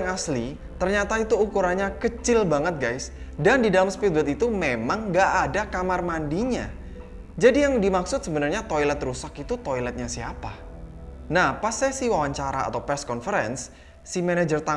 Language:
Indonesian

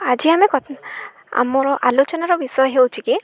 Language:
Odia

